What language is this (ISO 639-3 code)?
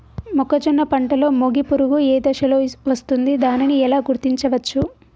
tel